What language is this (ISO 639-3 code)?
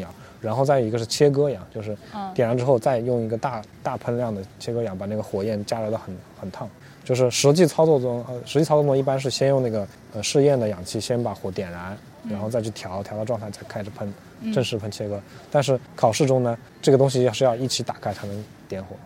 zho